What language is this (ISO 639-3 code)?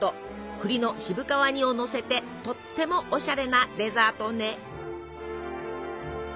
jpn